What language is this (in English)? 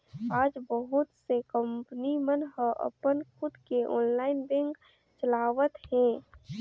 Chhattisgarhi